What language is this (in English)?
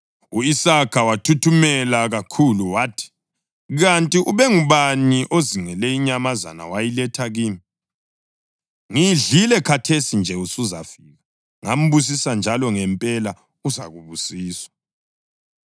North Ndebele